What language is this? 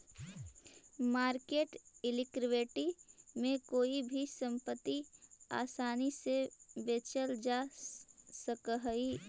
Magahi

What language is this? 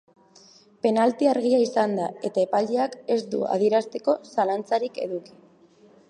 Basque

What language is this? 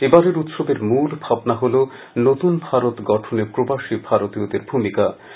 Bangla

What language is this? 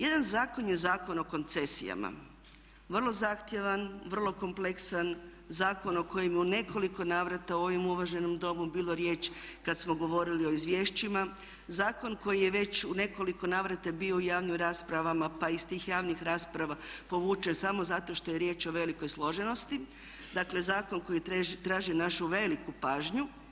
Croatian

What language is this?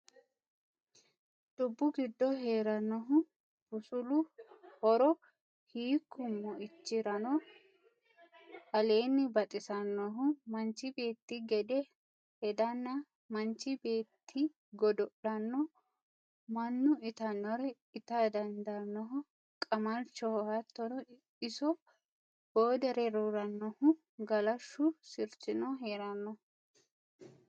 Sidamo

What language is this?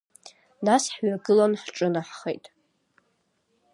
Abkhazian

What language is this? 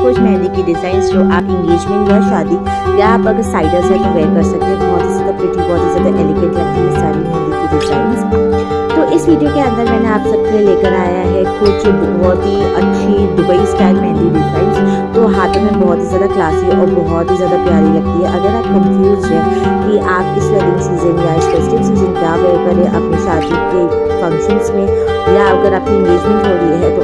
Hindi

